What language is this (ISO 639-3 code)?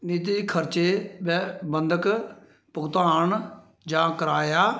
doi